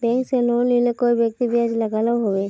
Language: Magahi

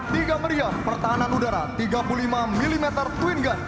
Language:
Indonesian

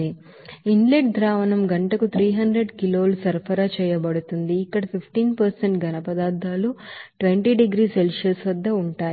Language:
Telugu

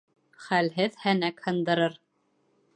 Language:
Bashkir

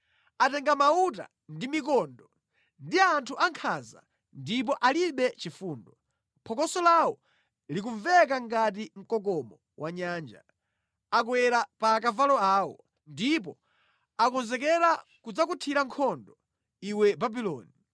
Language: Nyanja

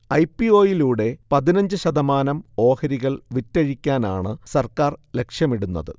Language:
Malayalam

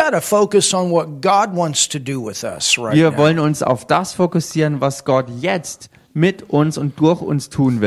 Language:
German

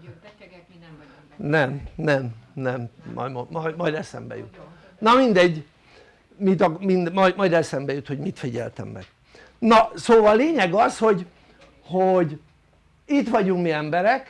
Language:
Hungarian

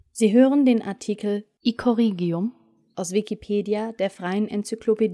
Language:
German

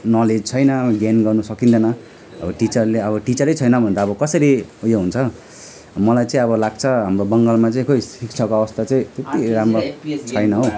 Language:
Nepali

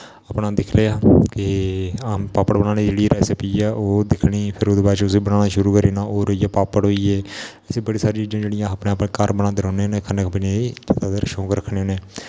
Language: Dogri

